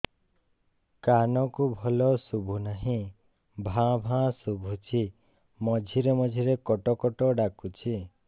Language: Odia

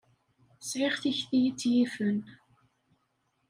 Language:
Kabyle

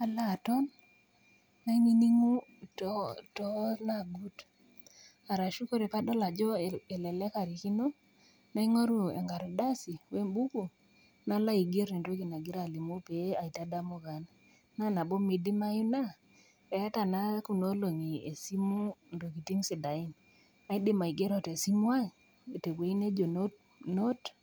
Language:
Masai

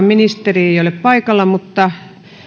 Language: Finnish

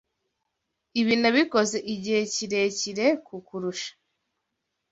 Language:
Kinyarwanda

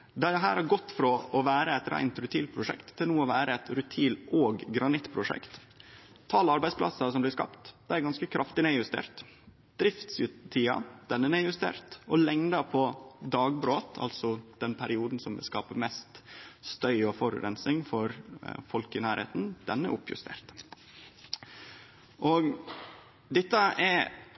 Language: Norwegian Nynorsk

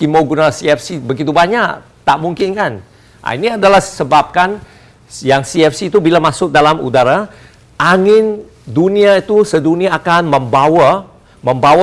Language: Malay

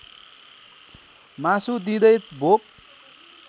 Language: Nepali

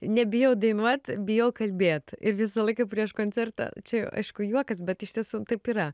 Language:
Lithuanian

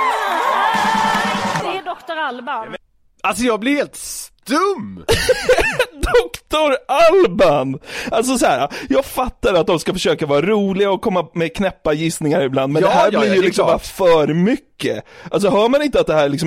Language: Swedish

